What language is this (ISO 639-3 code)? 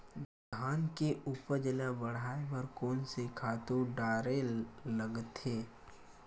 hne